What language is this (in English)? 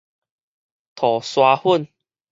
Min Nan Chinese